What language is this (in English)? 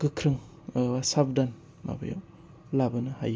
Bodo